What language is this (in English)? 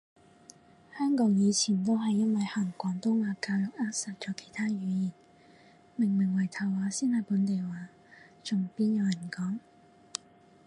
Cantonese